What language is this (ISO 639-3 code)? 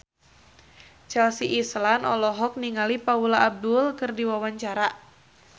sun